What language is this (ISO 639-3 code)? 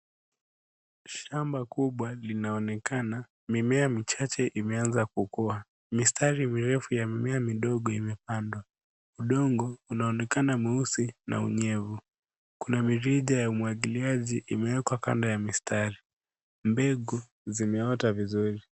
swa